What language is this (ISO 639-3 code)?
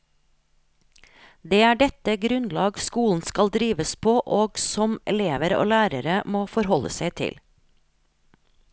nor